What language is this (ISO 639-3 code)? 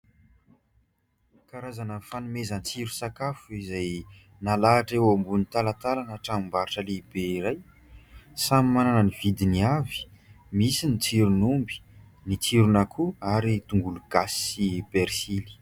mlg